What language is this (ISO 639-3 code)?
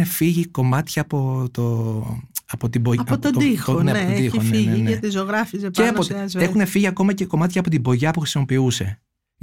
ell